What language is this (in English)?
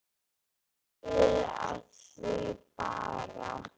Icelandic